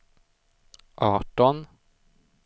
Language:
Swedish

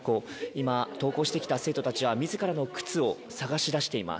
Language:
Japanese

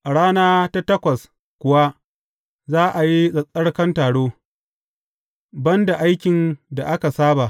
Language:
Hausa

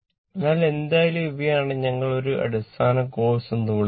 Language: Malayalam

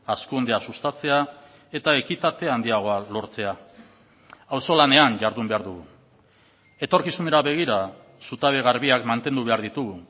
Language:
Basque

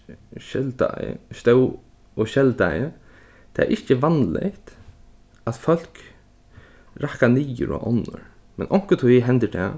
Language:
Faroese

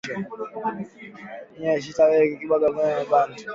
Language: Swahili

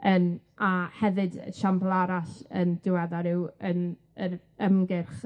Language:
Welsh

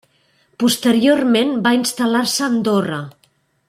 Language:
Catalan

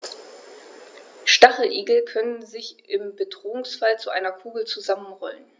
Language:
German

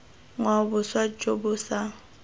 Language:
Tswana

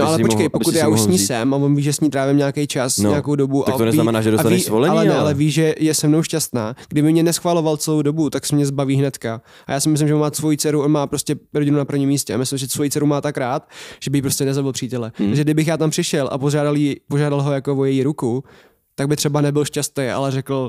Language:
Czech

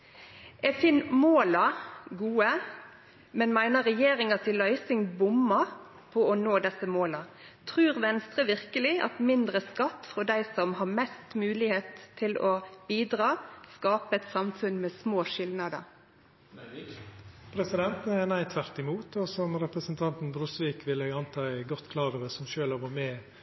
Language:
Norwegian Nynorsk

